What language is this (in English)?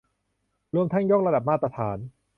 Thai